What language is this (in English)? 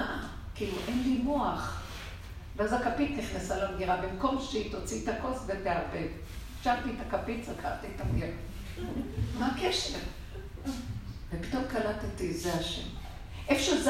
Hebrew